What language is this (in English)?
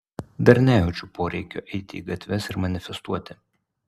Lithuanian